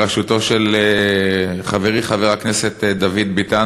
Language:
Hebrew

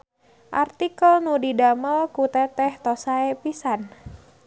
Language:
Sundanese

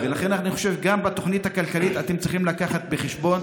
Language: Hebrew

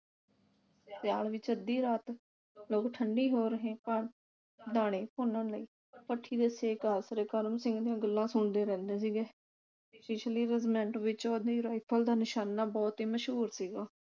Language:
Punjabi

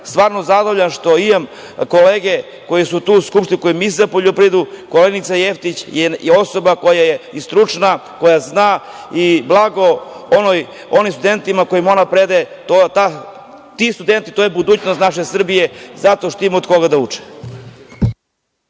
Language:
Serbian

